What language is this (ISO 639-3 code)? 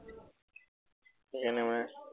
asm